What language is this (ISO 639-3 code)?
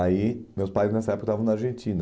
por